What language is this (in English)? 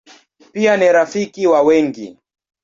Swahili